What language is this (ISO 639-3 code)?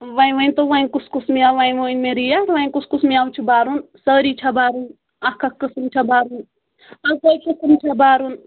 kas